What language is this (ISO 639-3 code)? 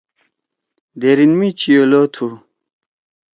trw